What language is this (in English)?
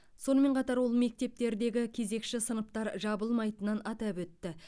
Kazakh